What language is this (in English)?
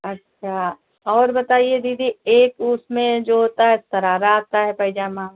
Hindi